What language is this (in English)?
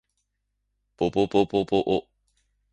Japanese